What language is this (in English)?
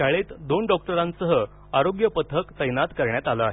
Marathi